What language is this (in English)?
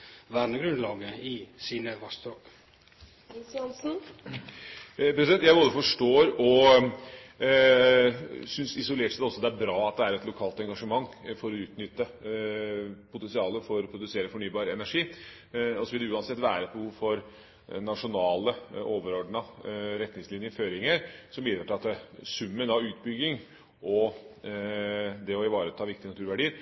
Norwegian